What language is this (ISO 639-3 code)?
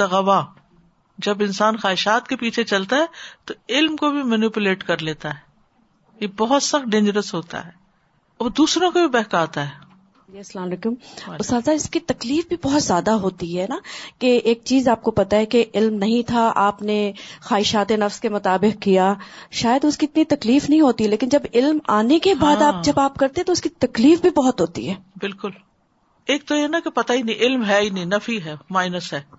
urd